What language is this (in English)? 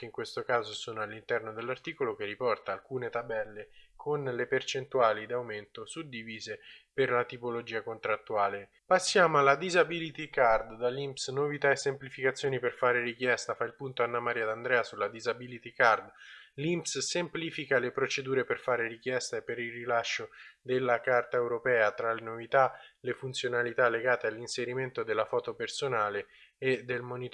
Italian